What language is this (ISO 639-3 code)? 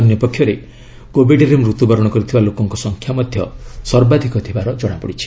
ori